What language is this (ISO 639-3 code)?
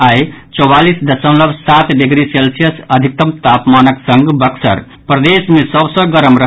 mai